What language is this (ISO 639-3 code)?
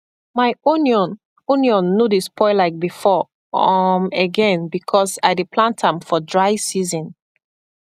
pcm